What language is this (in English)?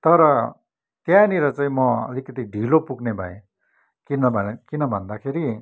Nepali